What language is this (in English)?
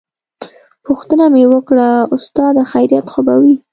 Pashto